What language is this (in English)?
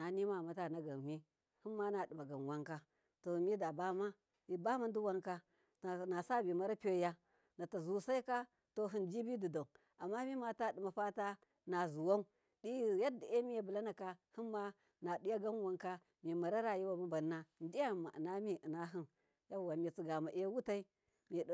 Miya